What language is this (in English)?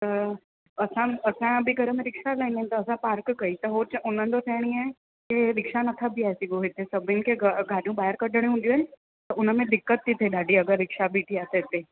Sindhi